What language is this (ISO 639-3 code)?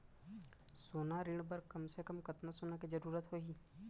hne